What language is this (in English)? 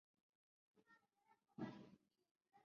Chinese